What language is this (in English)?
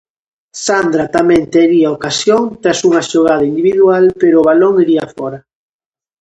Galician